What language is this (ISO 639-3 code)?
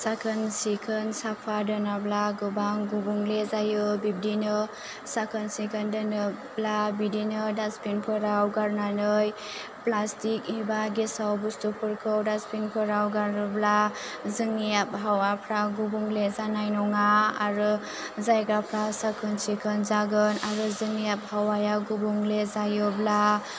brx